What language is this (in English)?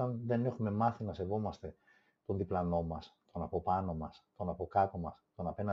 Greek